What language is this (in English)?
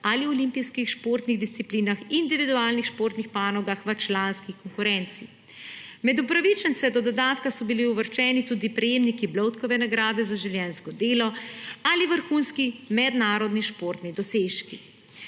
Slovenian